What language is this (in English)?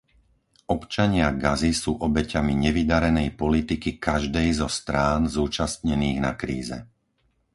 Slovak